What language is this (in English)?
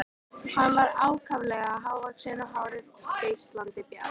Icelandic